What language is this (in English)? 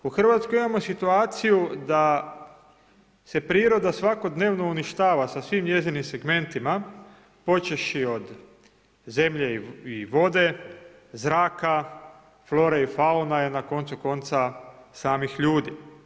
Croatian